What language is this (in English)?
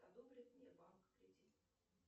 Russian